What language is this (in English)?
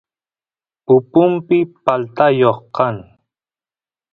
Santiago del Estero Quichua